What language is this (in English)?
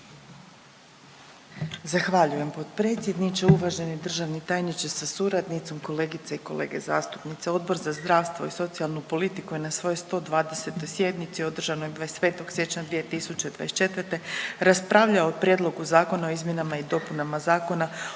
Croatian